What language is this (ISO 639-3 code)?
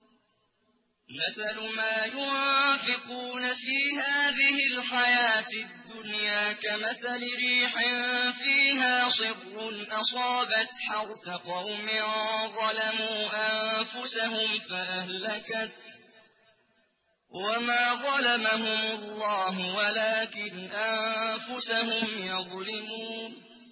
ara